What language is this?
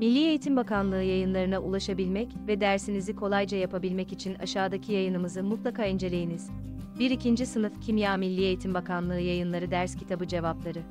Turkish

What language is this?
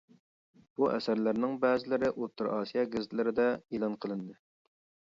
Uyghur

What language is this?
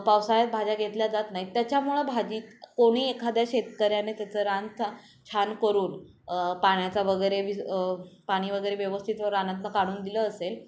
Marathi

